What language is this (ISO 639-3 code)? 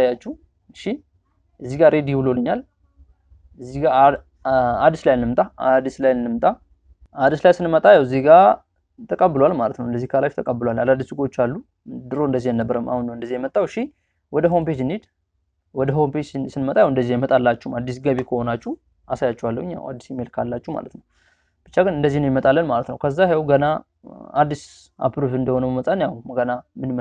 ara